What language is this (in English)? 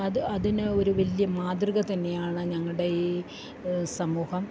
Malayalam